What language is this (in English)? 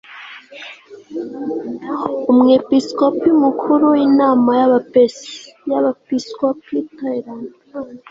Kinyarwanda